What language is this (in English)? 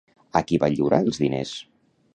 Catalan